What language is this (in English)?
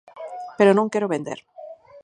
Galician